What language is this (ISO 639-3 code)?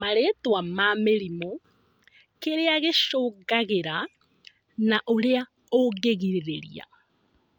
kik